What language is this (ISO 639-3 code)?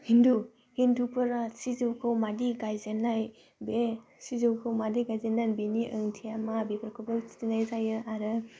brx